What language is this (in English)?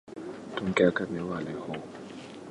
Urdu